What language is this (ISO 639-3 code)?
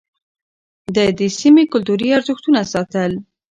pus